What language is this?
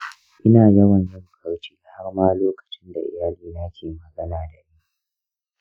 Hausa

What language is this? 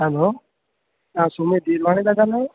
Sindhi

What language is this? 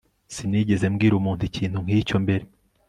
Kinyarwanda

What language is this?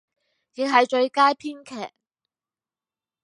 Cantonese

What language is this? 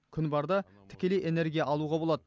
Kazakh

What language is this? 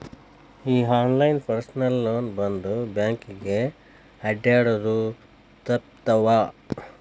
Kannada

